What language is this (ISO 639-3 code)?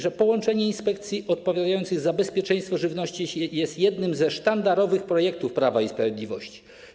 pol